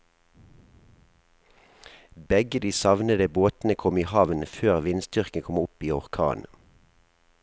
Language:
Norwegian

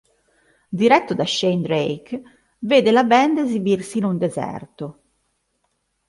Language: Italian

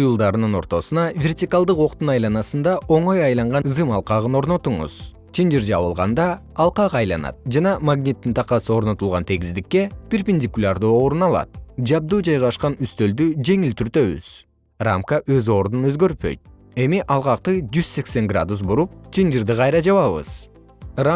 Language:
Kyrgyz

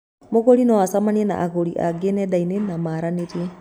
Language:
Kikuyu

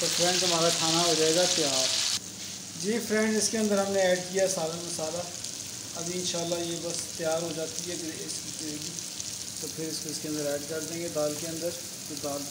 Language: Turkish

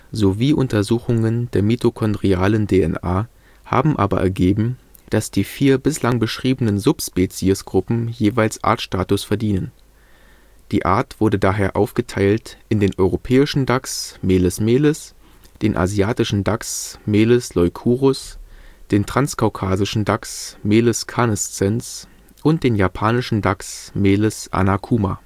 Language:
German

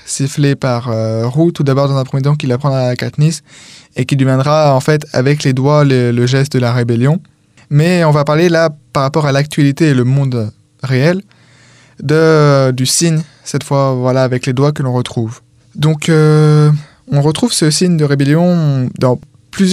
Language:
French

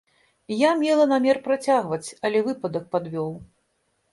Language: Belarusian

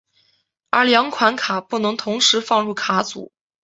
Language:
Chinese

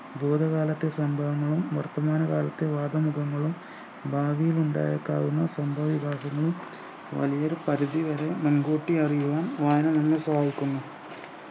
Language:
Malayalam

